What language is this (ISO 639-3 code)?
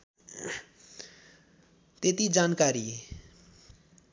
nep